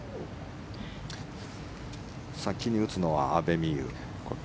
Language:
Japanese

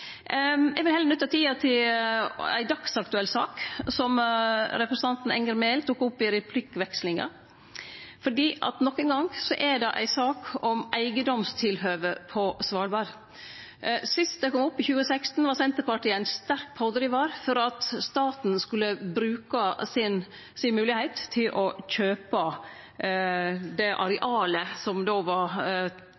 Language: Norwegian Nynorsk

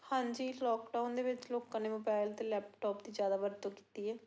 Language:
Punjabi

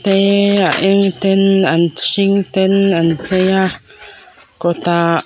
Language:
Mizo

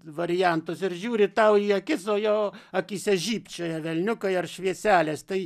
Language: Lithuanian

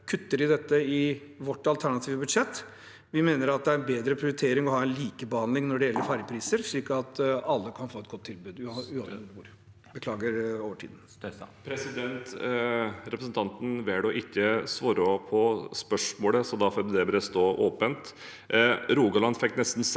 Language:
Norwegian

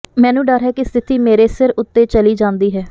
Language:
Punjabi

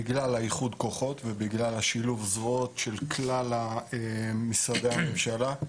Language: Hebrew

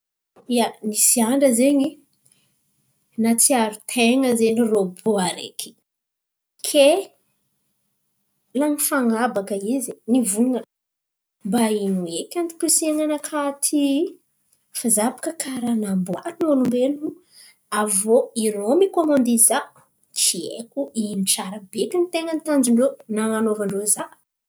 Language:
Antankarana Malagasy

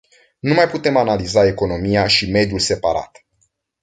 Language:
Romanian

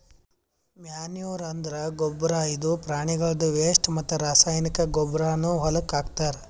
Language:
Kannada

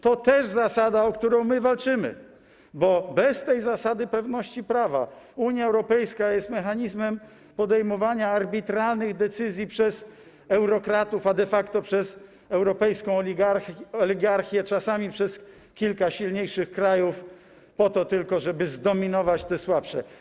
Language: Polish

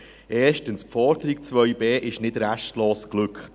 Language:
Swiss German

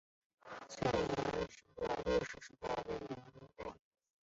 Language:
Chinese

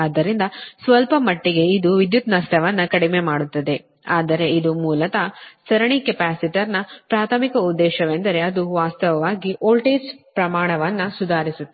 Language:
Kannada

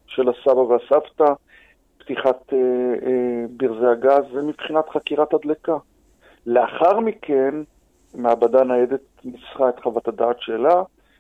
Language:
Hebrew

